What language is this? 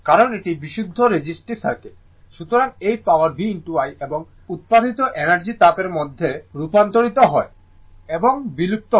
Bangla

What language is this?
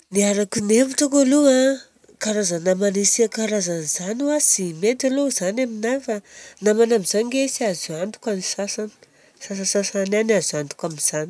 Southern Betsimisaraka Malagasy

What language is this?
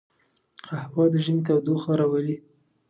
Pashto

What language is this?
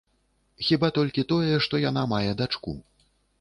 Belarusian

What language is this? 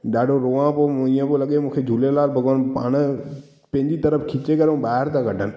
Sindhi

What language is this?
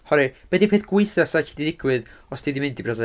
Welsh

